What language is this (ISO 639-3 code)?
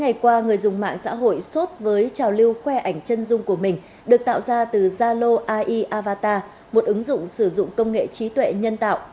vie